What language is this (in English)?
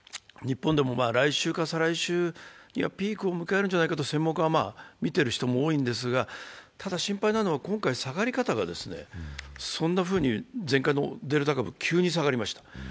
Japanese